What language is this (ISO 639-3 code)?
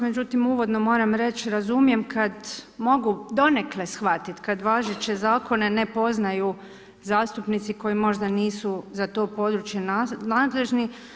hrv